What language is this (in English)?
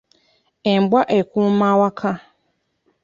Ganda